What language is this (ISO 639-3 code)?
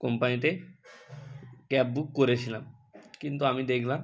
ben